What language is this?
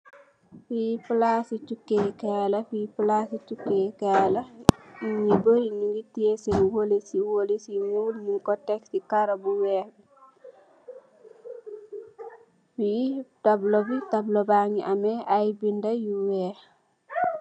Wolof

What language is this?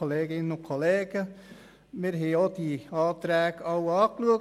Swiss German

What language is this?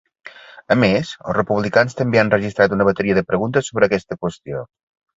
Catalan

